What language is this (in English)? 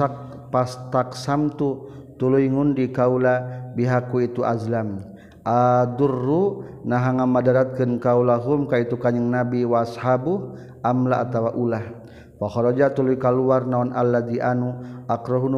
Malay